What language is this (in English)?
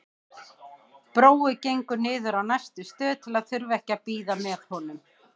Icelandic